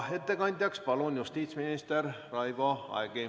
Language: Estonian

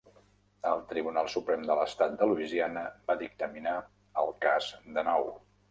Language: Catalan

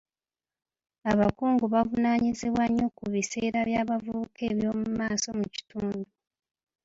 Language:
Ganda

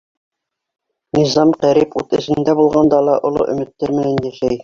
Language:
Bashkir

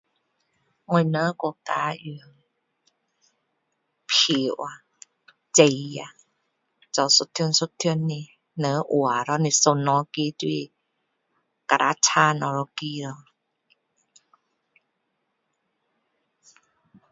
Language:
Min Dong Chinese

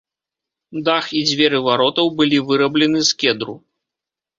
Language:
Belarusian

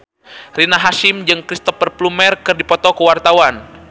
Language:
Sundanese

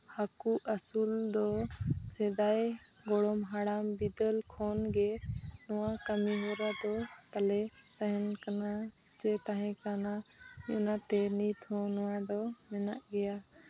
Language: Santali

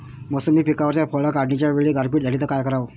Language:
Marathi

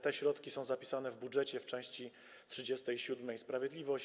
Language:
Polish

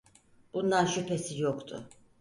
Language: Turkish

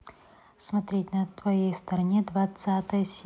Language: Russian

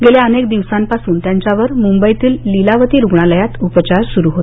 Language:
Marathi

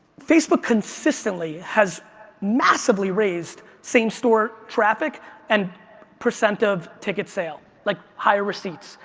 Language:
English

